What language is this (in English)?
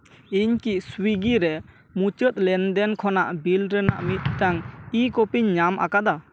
Santali